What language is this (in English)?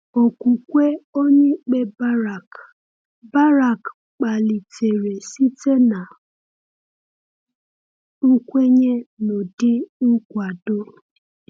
Igbo